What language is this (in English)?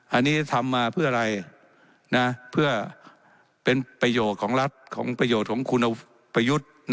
Thai